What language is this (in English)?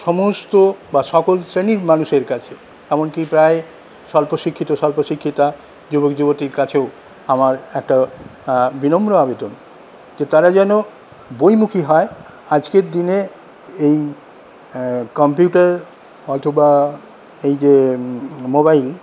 Bangla